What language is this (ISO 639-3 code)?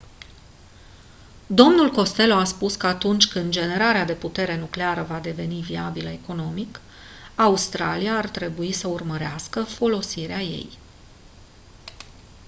ron